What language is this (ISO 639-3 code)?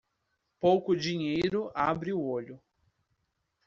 por